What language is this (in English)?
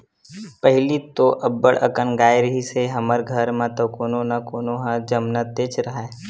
Chhattisgarhi